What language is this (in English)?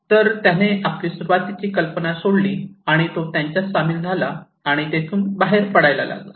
Marathi